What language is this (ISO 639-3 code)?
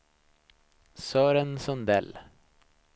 swe